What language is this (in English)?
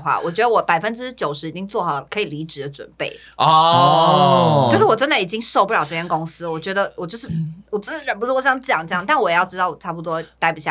Chinese